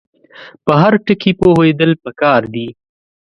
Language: Pashto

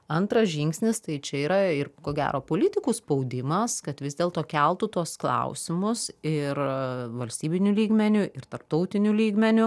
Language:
Lithuanian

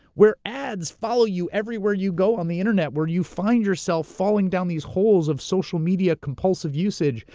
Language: English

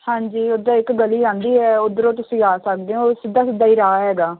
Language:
Punjabi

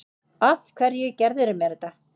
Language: Icelandic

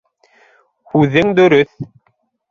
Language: Bashkir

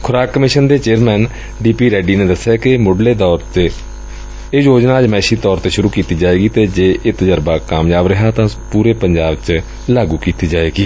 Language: Punjabi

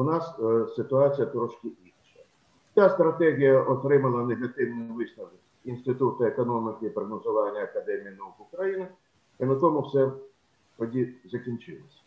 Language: Ukrainian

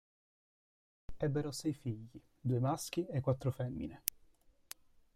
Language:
Italian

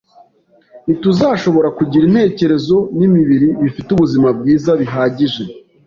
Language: Kinyarwanda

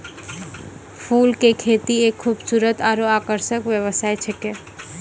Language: Maithili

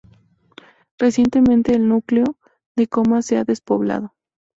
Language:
Spanish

